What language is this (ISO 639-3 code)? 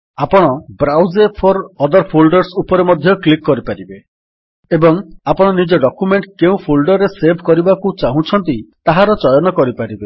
ori